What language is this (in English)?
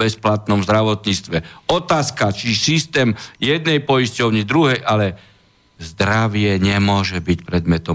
Slovak